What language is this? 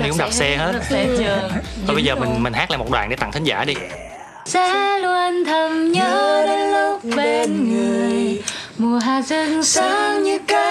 Vietnamese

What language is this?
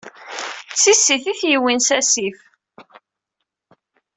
Kabyle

